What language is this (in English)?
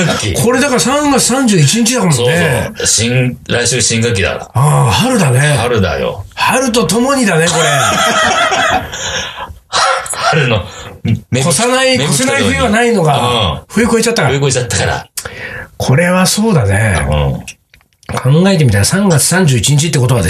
Japanese